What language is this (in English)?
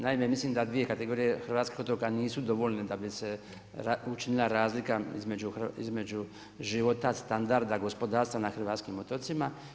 Croatian